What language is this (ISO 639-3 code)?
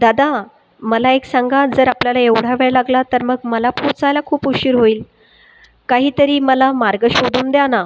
mar